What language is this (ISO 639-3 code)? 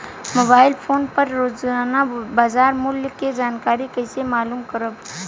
bho